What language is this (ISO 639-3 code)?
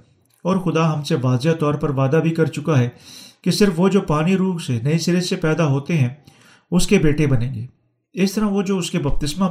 urd